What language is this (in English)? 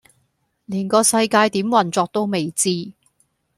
Cantonese